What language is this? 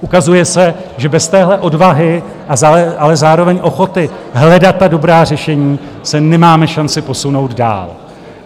Czech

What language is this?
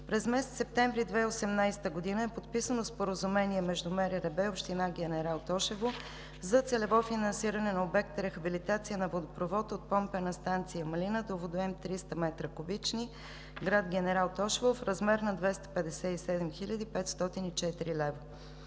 Bulgarian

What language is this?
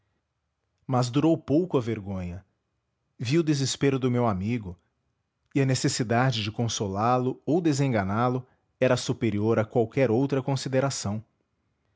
Portuguese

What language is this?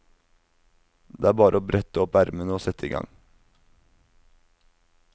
Norwegian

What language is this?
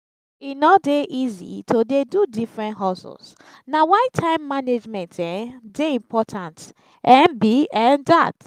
Nigerian Pidgin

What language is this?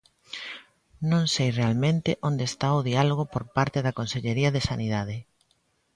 Galician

